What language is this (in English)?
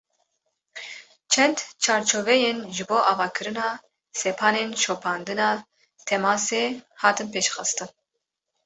Kurdish